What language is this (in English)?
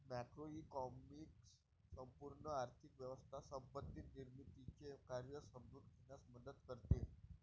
Marathi